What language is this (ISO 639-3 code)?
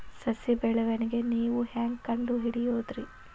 kan